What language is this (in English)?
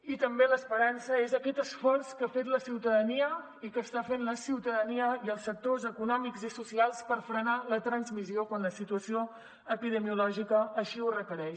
Catalan